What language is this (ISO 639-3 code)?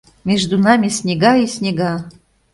chm